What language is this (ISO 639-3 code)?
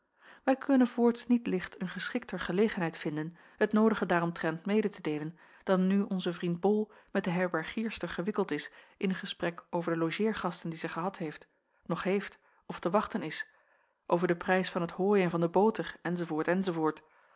nld